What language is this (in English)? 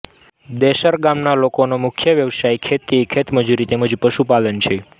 Gujarati